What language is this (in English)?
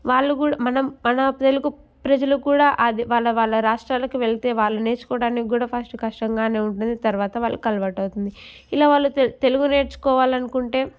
Telugu